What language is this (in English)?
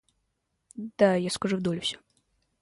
Russian